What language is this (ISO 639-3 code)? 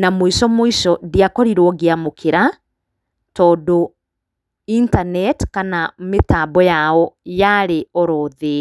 kik